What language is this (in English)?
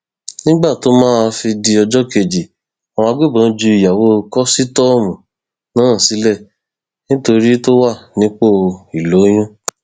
Yoruba